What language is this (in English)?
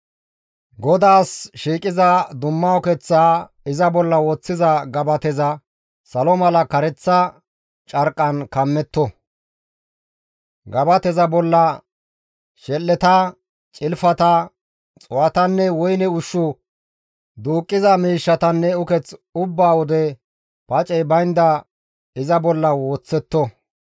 Gamo